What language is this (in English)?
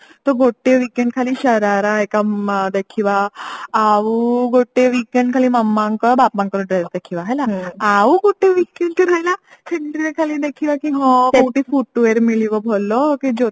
Odia